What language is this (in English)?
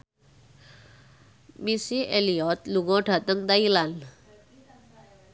Javanese